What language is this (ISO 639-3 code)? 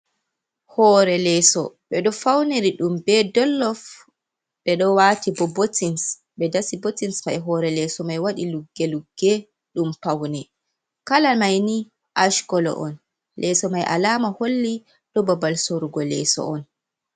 ful